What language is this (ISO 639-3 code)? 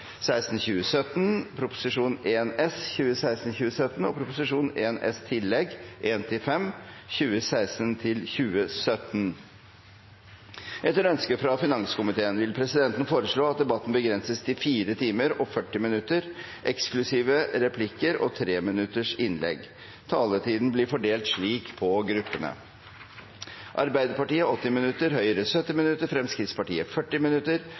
nob